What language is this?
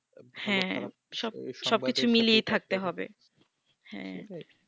Bangla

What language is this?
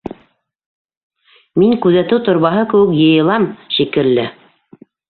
Bashkir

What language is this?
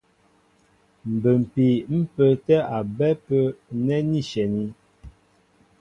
Mbo (Cameroon)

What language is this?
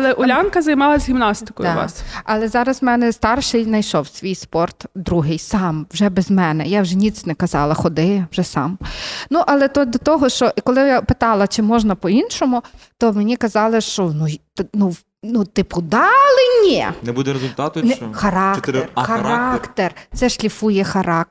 Ukrainian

